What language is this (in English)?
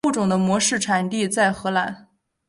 Chinese